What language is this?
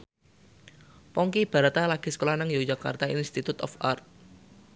Javanese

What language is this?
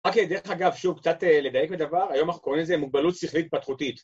Hebrew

